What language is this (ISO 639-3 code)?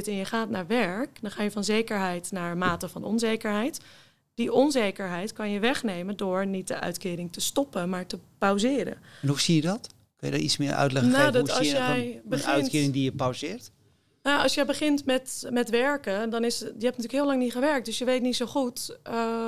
nld